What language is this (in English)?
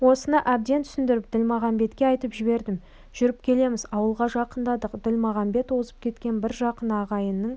Kazakh